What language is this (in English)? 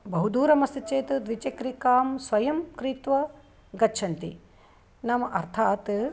Sanskrit